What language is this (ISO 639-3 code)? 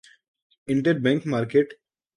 urd